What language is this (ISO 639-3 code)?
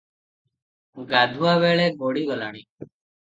ori